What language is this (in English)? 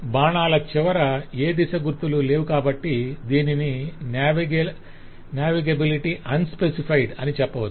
Telugu